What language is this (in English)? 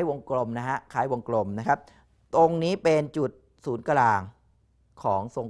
Thai